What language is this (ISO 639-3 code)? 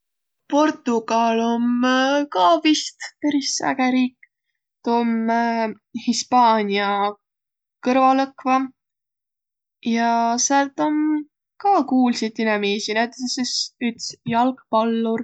vro